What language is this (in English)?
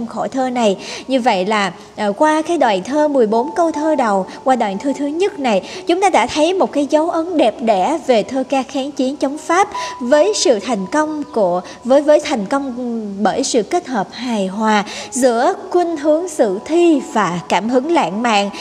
Vietnamese